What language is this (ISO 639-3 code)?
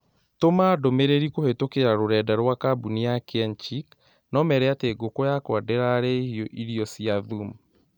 kik